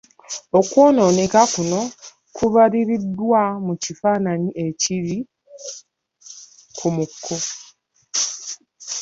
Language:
Ganda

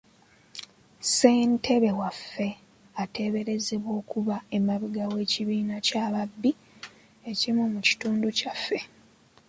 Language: Ganda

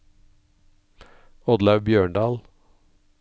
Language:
Norwegian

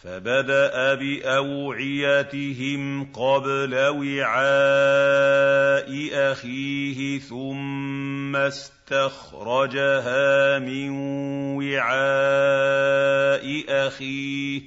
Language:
Arabic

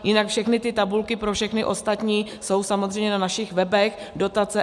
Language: Czech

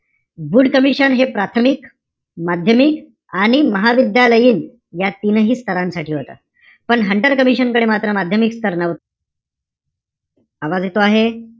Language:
Marathi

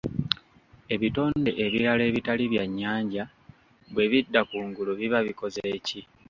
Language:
Ganda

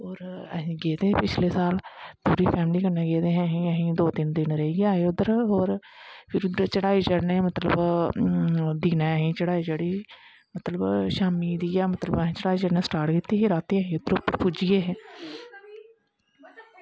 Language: Dogri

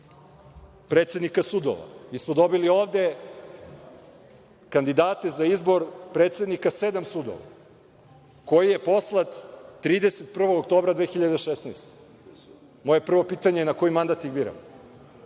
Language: Serbian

